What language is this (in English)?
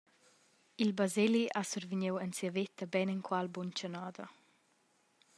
Romansh